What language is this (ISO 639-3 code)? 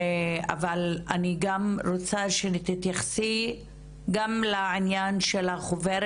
heb